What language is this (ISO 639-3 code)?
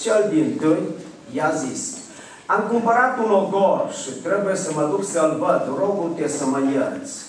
ron